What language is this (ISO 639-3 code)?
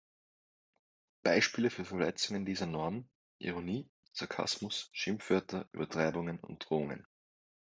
deu